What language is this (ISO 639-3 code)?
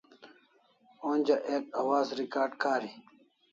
kls